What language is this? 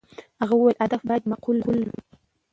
Pashto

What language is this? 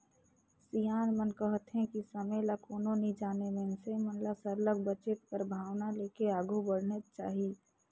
Chhattisgarhi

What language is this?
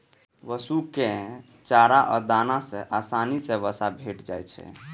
Maithili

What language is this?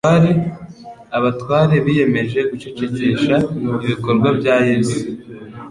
Kinyarwanda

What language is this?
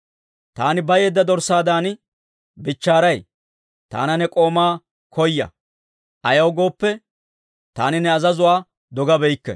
Dawro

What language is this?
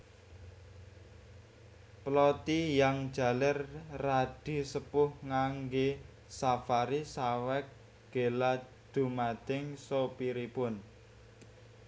Javanese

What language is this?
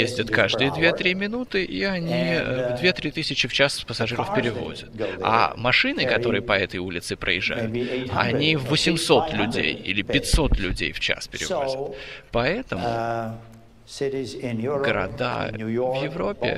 Russian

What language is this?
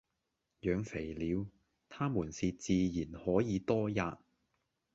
Cantonese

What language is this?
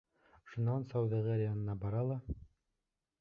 Bashkir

